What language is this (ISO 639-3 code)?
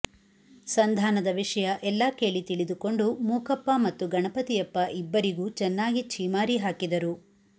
kan